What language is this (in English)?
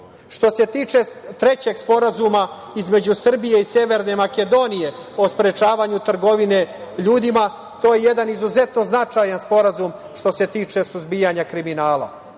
Serbian